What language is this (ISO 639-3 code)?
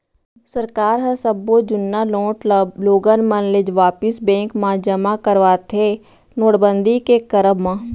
hne